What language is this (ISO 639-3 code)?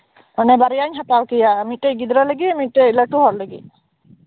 sat